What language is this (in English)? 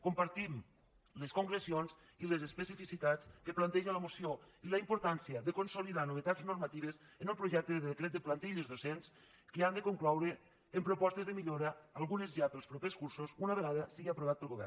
Catalan